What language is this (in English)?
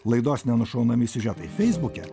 Lithuanian